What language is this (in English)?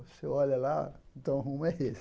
Portuguese